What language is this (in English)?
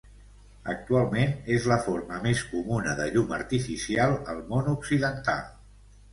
Catalan